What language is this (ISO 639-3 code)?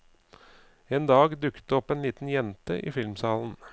nor